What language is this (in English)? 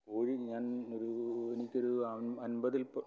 Malayalam